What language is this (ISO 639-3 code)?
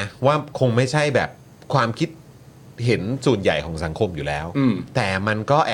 tha